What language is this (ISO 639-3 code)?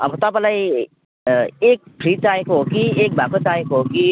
nep